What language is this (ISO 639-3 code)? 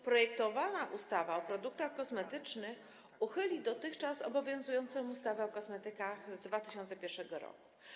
pol